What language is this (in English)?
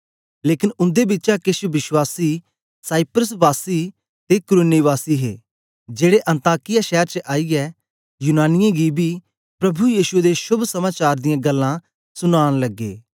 Dogri